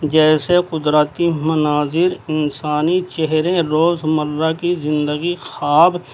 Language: Urdu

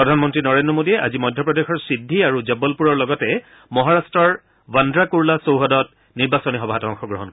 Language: Assamese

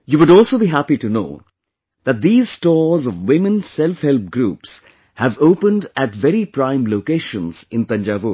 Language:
English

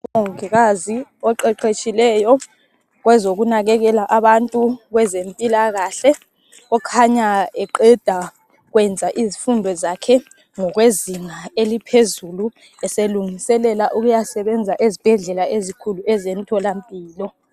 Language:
North Ndebele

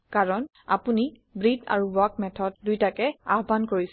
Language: Assamese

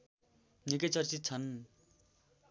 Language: Nepali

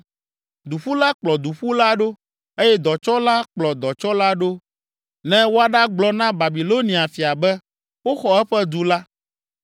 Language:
Ewe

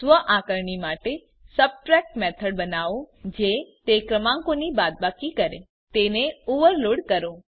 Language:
Gujarati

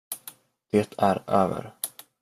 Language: Swedish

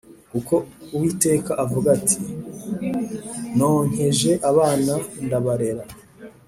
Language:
Kinyarwanda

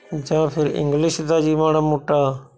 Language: Punjabi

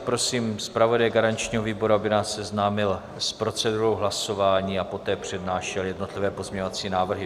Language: Czech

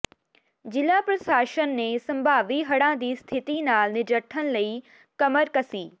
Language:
Punjabi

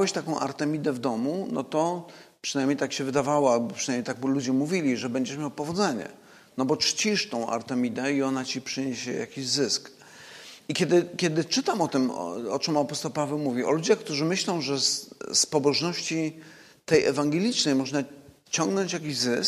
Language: Polish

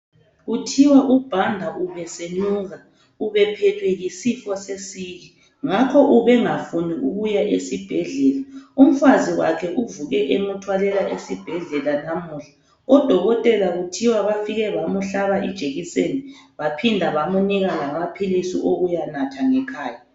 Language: North Ndebele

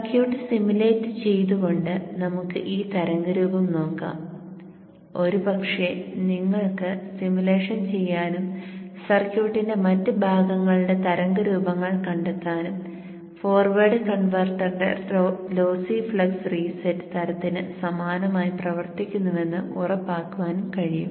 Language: Malayalam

